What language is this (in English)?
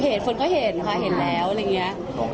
Thai